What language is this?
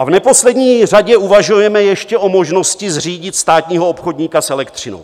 Czech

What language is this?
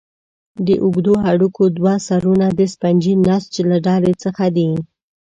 Pashto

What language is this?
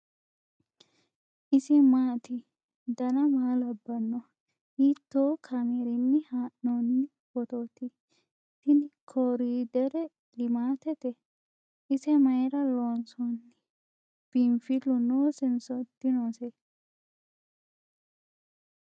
Sidamo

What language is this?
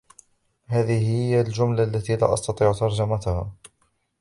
Arabic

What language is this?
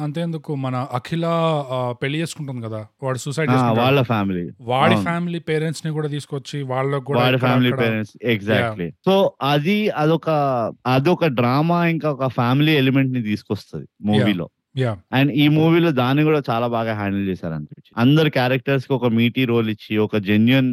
Telugu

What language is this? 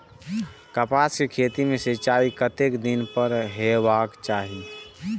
Maithili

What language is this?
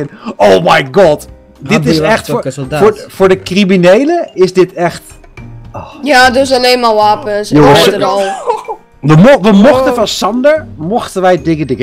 Dutch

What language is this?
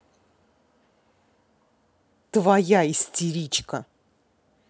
Russian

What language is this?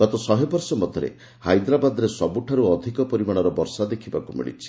Odia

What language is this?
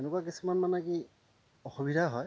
Assamese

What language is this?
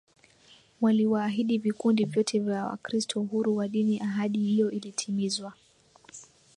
Swahili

